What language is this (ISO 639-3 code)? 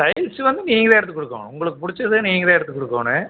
tam